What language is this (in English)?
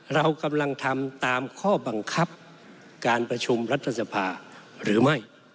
Thai